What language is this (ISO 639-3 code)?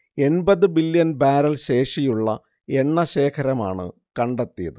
mal